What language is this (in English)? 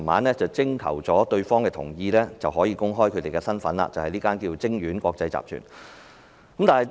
Cantonese